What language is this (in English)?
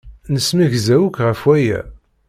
Kabyle